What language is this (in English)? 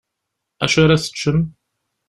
Kabyle